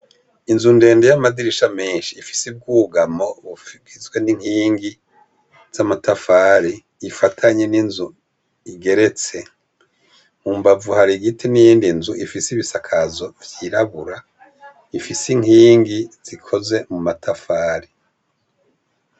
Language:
Rundi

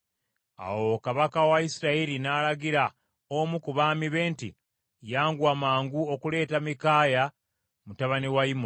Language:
Ganda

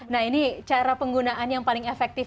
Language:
Indonesian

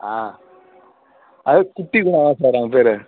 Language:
Tamil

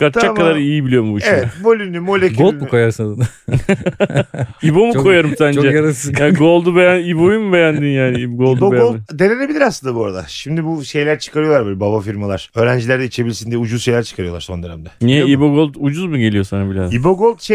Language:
Turkish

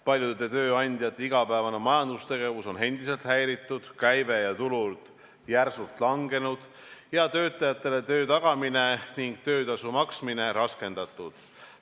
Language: Estonian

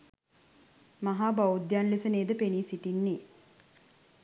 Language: Sinhala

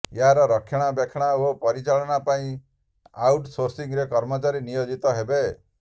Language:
Odia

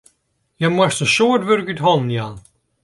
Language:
Western Frisian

